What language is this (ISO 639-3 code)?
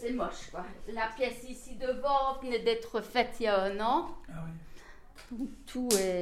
fra